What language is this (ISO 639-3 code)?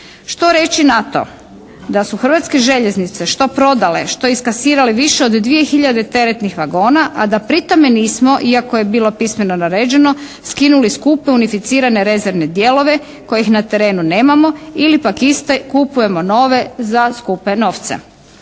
hrv